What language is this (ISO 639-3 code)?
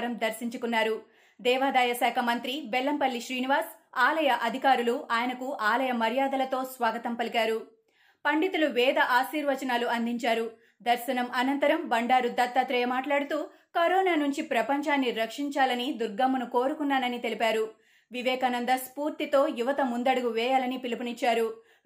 tel